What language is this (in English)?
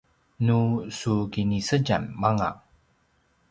Paiwan